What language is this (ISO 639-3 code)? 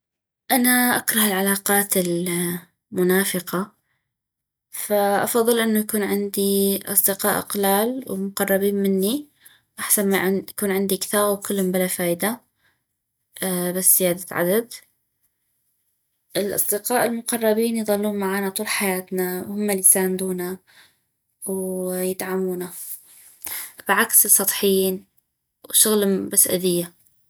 ayp